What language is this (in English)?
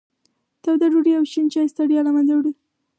Pashto